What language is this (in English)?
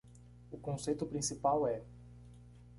Portuguese